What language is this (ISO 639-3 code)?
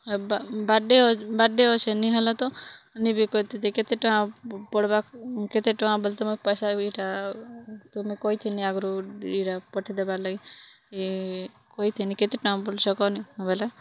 ori